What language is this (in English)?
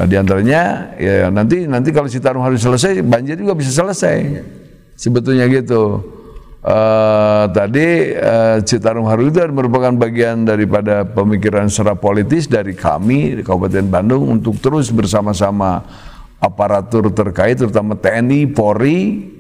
Indonesian